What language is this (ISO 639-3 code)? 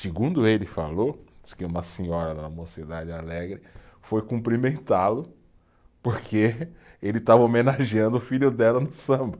por